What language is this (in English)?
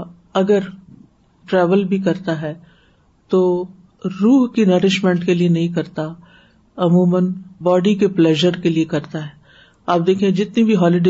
Urdu